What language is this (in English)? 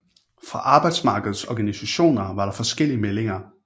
Danish